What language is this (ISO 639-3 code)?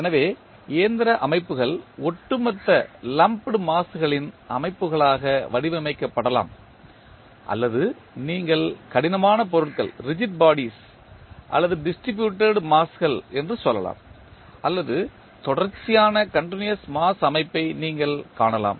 tam